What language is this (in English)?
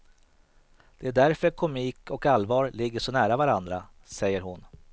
Swedish